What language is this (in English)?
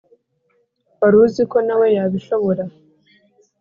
Kinyarwanda